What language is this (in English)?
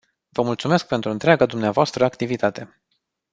Romanian